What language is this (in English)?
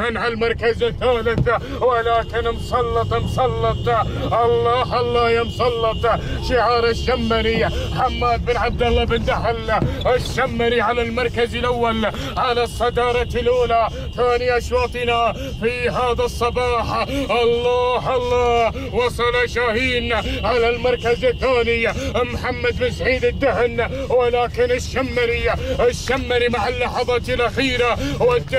Arabic